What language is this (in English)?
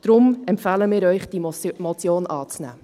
Swiss German